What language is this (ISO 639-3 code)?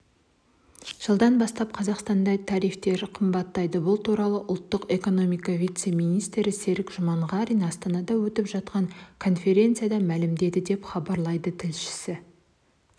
kaz